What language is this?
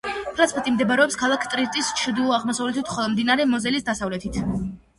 Georgian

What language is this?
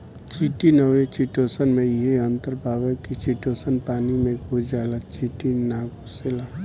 Bhojpuri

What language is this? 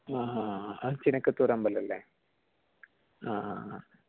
Malayalam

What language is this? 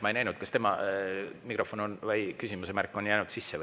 Estonian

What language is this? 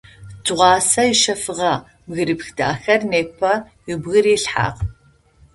Adyghe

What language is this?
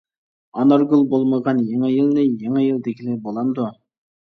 Uyghur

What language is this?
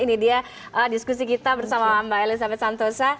Indonesian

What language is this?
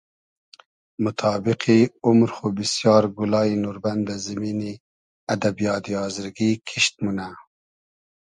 Hazaragi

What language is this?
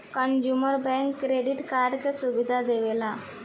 Bhojpuri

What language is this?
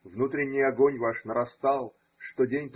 Russian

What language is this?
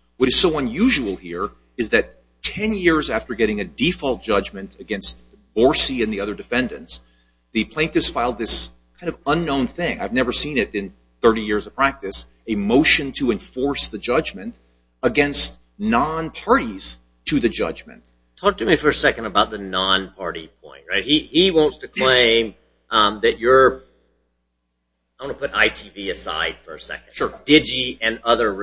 English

